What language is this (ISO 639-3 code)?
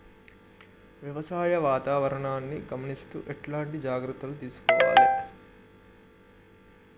tel